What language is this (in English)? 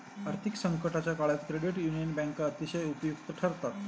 Marathi